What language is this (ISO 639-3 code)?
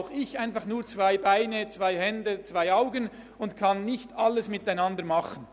gsw